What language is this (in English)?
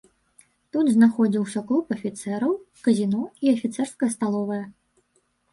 Belarusian